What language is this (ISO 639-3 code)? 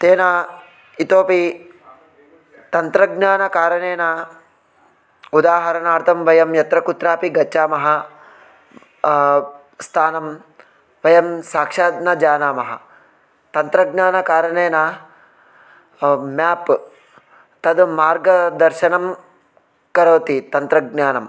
san